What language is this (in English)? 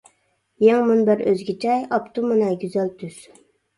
Uyghur